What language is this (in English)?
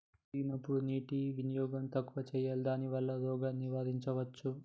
Telugu